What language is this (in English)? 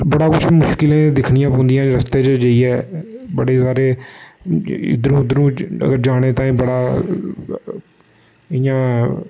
Dogri